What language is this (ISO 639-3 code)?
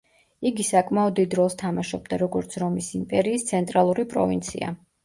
kat